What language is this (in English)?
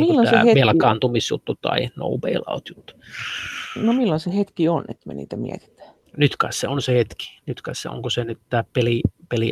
Finnish